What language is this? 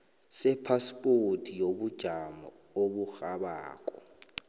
South Ndebele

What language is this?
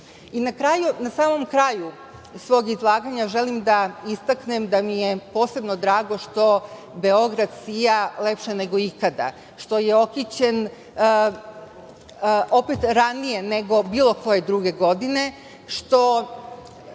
Serbian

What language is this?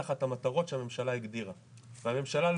Hebrew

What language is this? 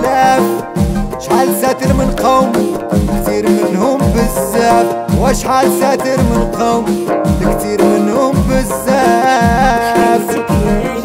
Arabic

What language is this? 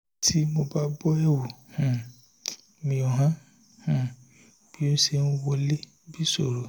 Yoruba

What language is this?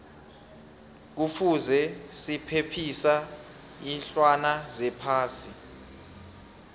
South Ndebele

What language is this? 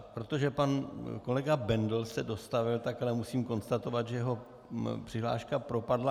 Czech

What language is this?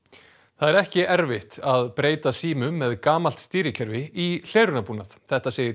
Icelandic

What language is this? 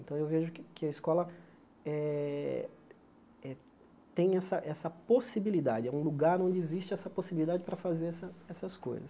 Portuguese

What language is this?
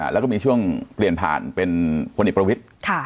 Thai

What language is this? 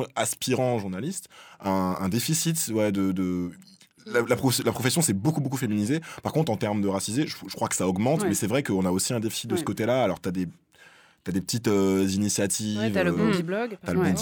French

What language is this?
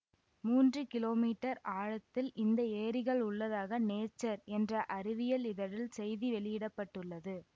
Tamil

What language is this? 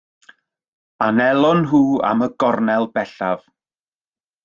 Welsh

